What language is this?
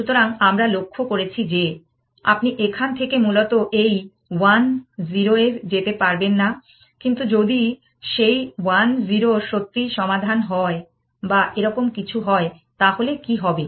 Bangla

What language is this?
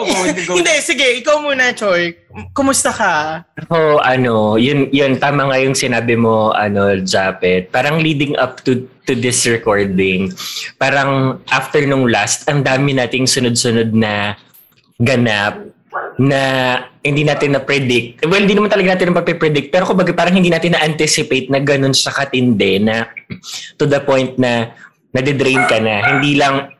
Filipino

